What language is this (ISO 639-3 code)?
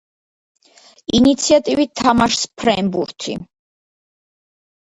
kat